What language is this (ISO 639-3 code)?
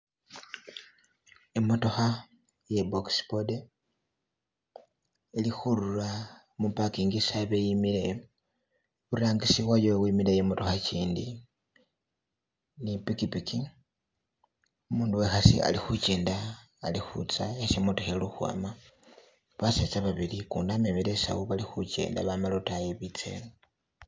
myx